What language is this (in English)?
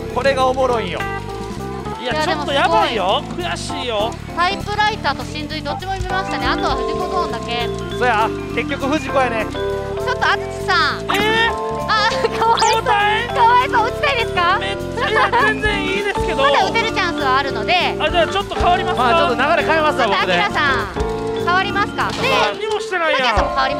Japanese